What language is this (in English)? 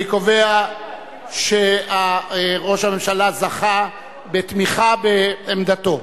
Hebrew